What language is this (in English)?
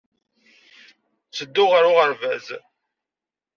Kabyle